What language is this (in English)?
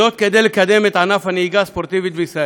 Hebrew